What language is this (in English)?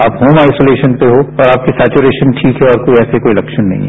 Hindi